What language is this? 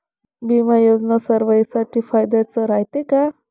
Marathi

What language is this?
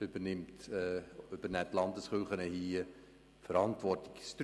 Swiss German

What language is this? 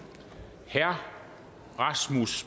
Danish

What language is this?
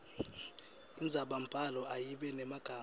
Swati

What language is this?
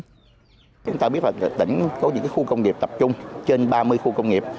Vietnamese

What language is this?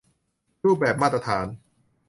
Thai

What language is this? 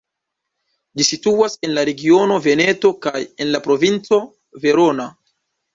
Esperanto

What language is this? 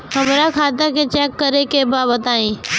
Bhojpuri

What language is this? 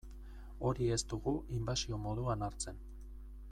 Basque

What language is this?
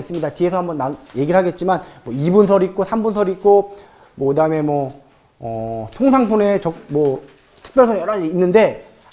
Korean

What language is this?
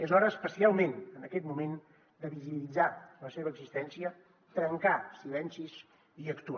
Catalan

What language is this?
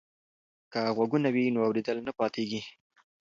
Pashto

